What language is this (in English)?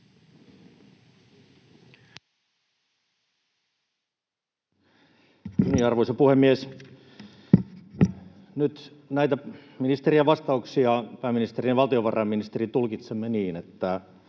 Finnish